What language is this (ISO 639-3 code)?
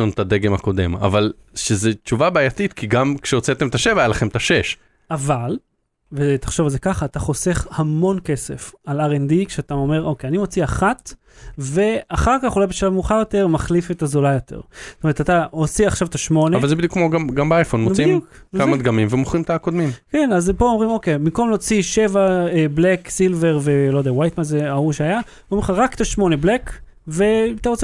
heb